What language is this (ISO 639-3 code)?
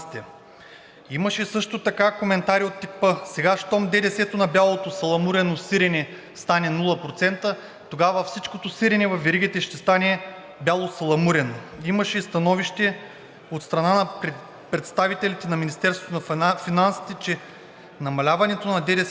bul